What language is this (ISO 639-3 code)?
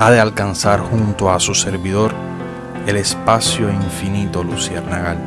spa